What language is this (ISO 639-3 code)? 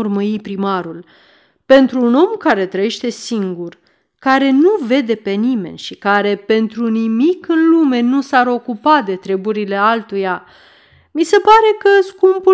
ron